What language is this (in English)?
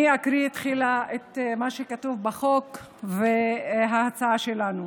Hebrew